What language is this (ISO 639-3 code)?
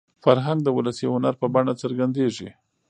pus